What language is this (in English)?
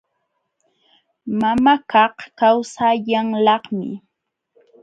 Jauja Wanca Quechua